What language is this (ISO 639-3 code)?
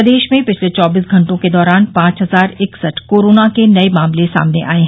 hin